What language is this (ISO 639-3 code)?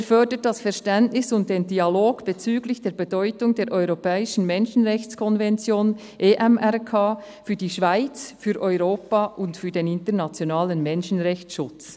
gsw